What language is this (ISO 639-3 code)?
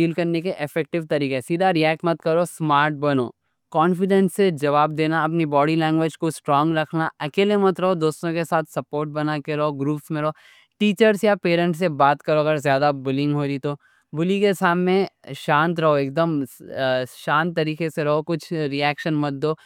dcc